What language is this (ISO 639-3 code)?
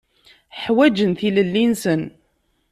kab